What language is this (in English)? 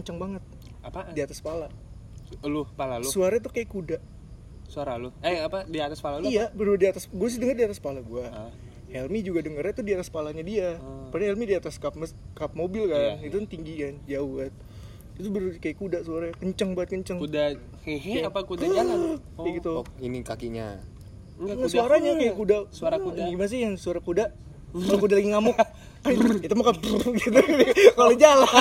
Indonesian